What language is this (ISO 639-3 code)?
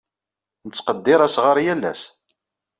kab